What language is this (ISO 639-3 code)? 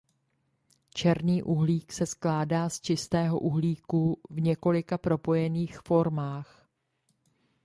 ces